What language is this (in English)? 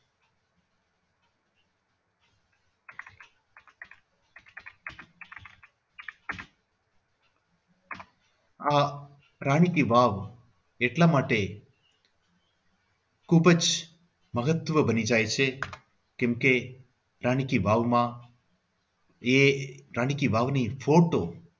Gujarati